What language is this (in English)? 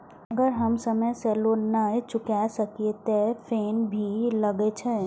Maithili